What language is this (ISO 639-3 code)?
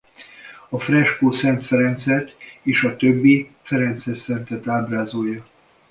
hun